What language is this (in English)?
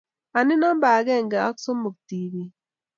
Kalenjin